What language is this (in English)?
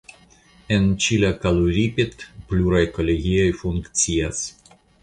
Esperanto